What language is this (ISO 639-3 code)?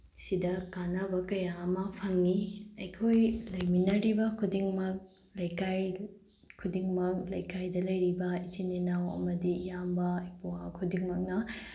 mni